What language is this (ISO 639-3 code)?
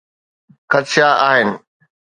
snd